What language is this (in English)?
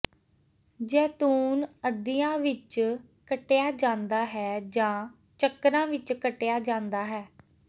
Punjabi